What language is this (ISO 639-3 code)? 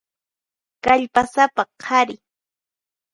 qxp